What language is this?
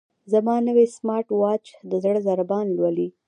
Pashto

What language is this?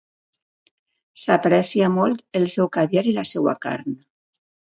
Catalan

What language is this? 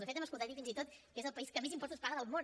Catalan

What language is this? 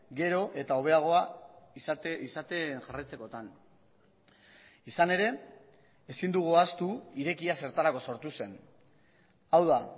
Basque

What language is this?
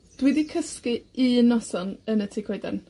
Welsh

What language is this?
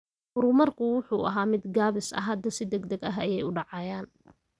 Somali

